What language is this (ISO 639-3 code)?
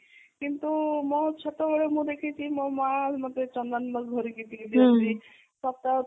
ori